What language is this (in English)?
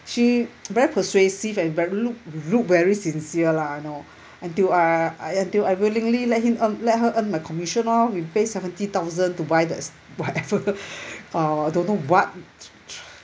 English